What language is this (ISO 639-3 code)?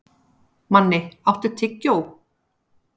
isl